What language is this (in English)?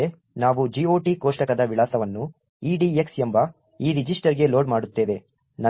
Kannada